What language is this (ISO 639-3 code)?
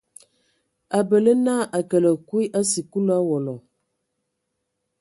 ewo